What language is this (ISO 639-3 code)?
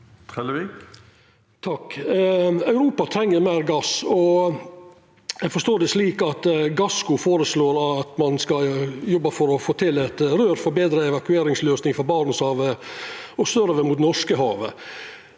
nor